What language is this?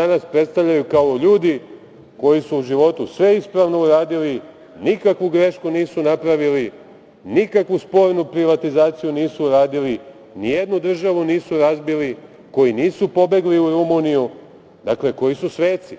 Serbian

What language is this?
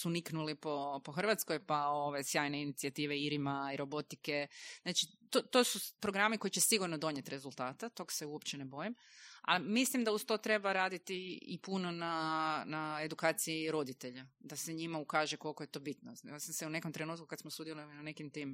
Croatian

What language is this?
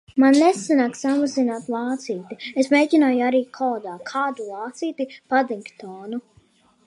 Latvian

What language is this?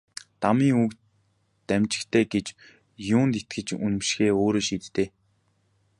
Mongolian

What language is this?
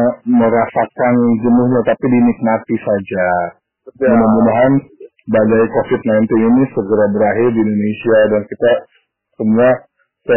Indonesian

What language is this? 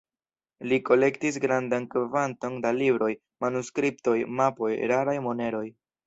Esperanto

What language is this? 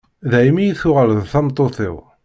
Kabyle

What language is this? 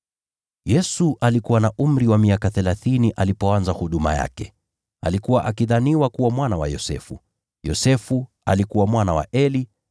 Swahili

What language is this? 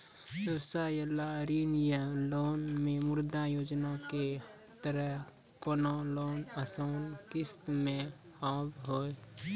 Maithili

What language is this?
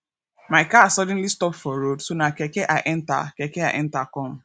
Nigerian Pidgin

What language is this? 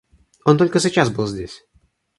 Russian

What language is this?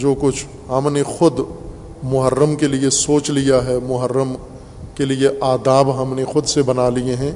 Urdu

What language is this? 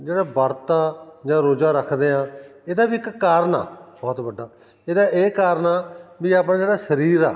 Punjabi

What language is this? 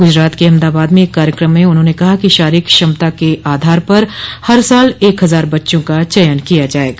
Hindi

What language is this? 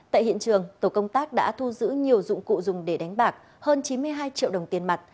Vietnamese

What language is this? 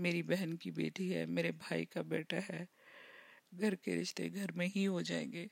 Urdu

